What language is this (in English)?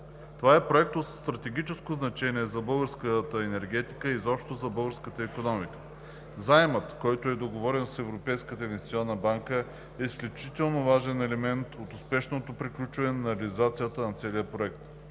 Bulgarian